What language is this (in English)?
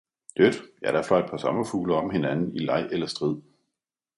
Danish